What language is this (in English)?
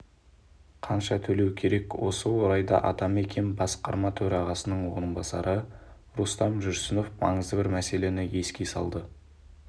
Kazakh